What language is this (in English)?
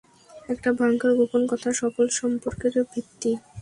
Bangla